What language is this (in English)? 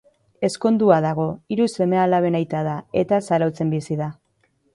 Basque